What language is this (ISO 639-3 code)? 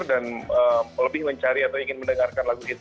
ind